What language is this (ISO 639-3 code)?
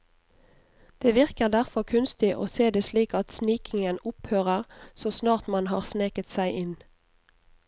nor